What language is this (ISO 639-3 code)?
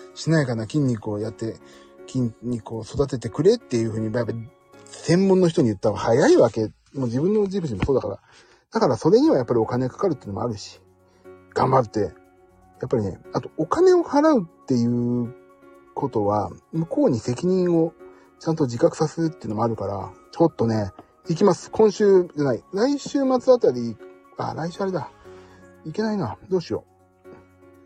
jpn